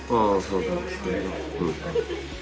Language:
Japanese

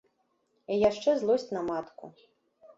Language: Belarusian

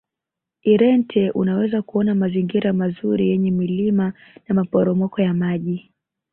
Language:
Swahili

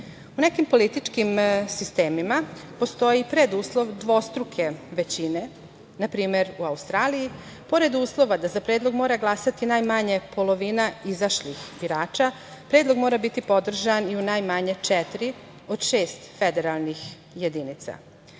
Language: Serbian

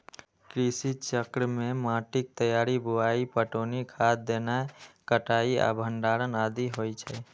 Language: Maithili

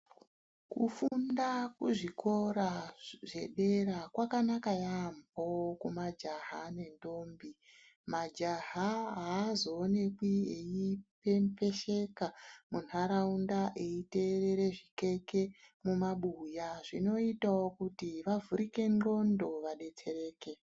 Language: Ndau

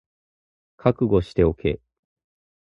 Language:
Japanese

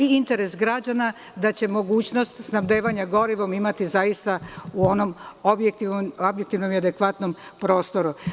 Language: Serbian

